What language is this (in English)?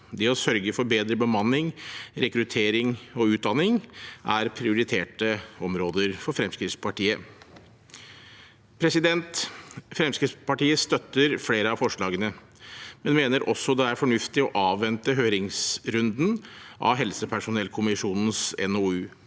Norwegian